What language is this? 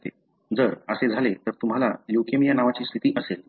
Marathi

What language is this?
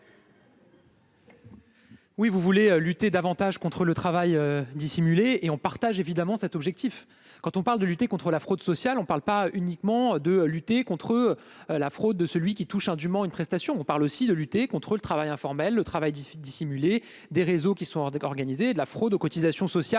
French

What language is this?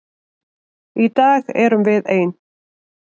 Icelandic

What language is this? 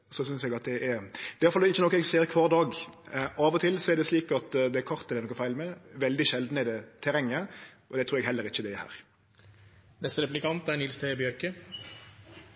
Norwegian Nynorsk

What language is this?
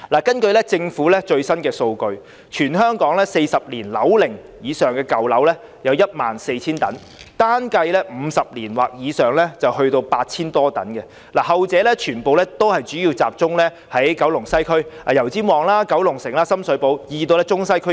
Cantonese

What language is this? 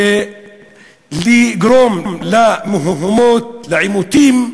Hebrew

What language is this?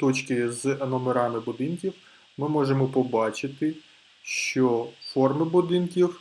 Ukrainian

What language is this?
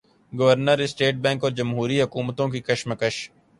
Urdu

